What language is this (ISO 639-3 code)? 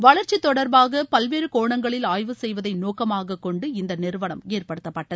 tam